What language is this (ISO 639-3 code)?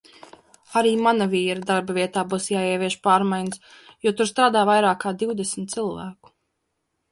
lav